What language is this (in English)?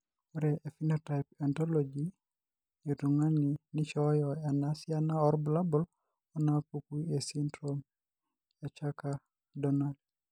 Masai